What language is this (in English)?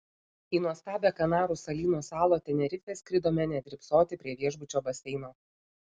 Lithuanian